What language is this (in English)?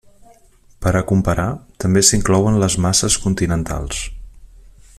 Catalan